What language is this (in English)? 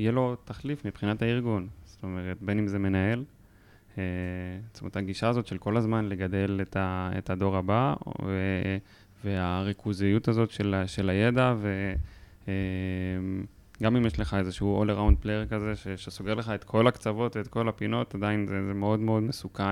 Hebrew